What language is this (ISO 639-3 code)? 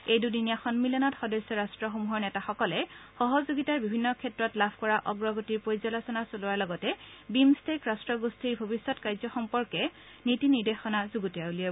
asm